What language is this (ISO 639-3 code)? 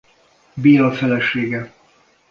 hun